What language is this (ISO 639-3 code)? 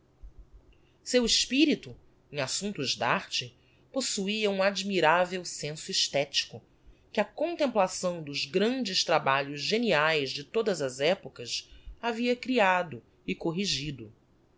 por